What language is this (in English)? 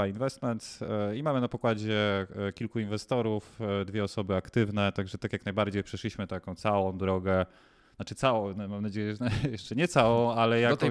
Polish